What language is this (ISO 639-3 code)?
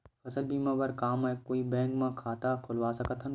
hne